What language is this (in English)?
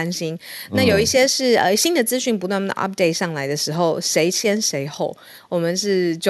Chinese